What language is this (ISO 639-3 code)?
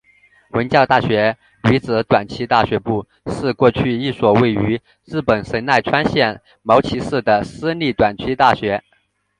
zho